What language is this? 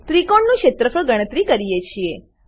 Gujarati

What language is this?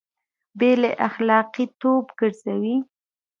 Pashto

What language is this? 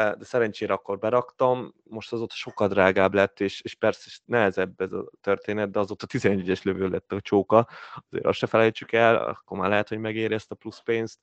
Hungarian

